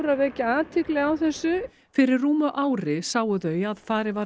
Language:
Icelandic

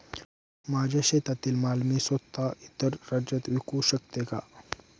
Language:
Marathi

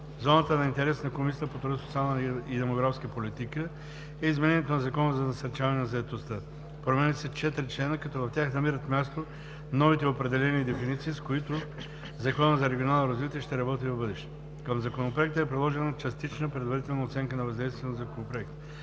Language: Bulgarian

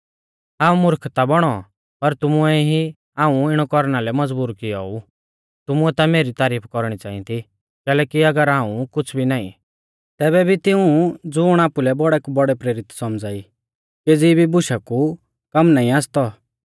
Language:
Mahasu Pahari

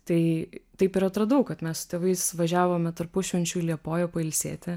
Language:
Lithuanian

